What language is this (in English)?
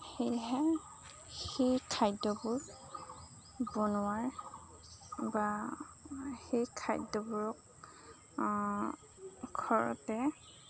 Assamese